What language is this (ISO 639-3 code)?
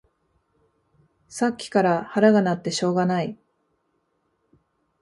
jpn